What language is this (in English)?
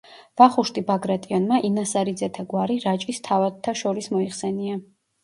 Georgian